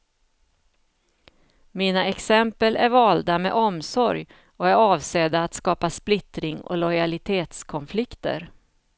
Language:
Swedish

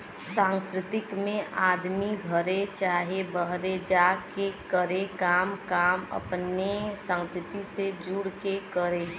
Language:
Bhojpuri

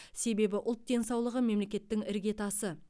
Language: Kazakh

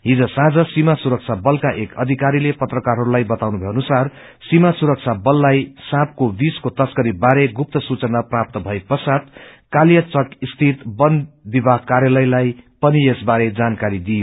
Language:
Nepali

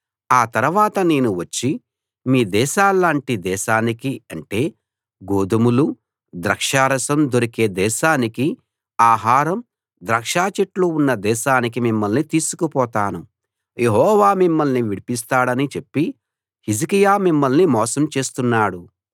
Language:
Telugu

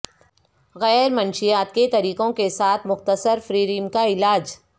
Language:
Urdu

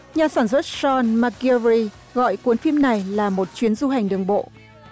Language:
Vietnamese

